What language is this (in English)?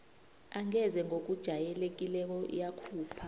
South Ndebele